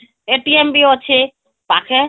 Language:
Odia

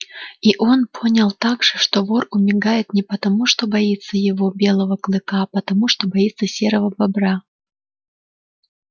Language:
Russian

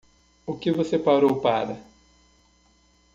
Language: Portuguese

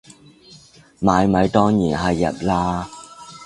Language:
Cantonese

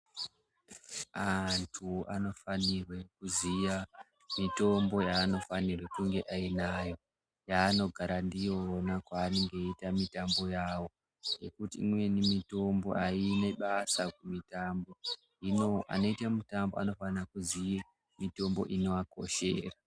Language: Ndau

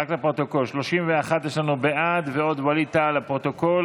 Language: Hebrew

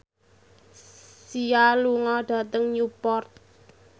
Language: Javanese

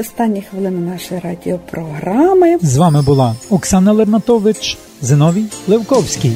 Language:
Ukrainian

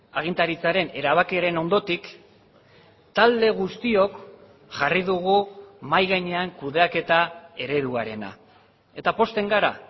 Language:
Basque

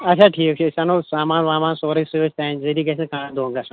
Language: Kashmiri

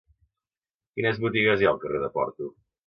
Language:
Catalan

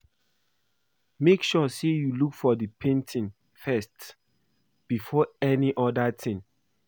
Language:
Nigerian Pidgin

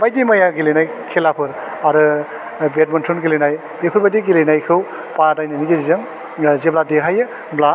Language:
Bodo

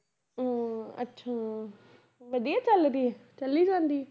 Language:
Punjabi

